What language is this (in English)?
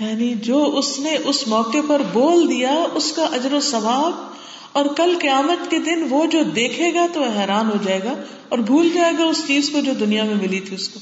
Urdu